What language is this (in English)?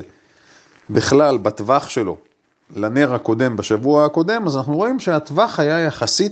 Hebrew